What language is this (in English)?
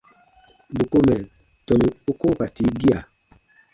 Baatonum